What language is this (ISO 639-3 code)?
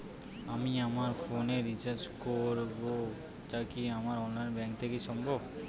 ben